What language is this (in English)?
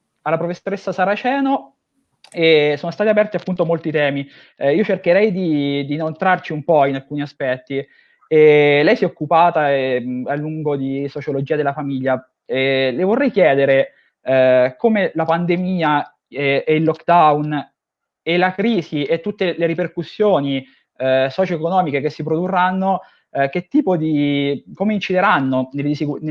Italian